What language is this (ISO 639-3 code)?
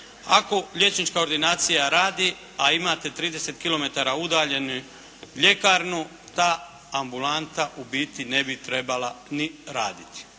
hrv